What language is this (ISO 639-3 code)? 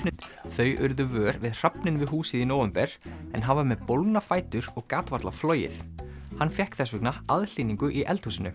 isl